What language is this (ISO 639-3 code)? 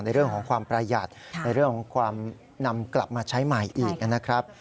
tha